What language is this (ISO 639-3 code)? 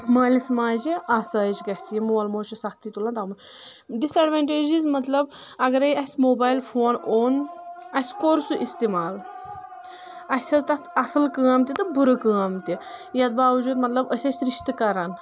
kas